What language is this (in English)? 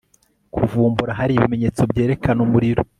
Kinyarwanda